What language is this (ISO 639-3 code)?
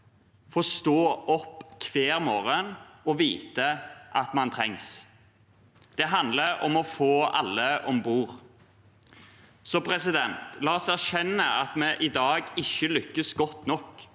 nor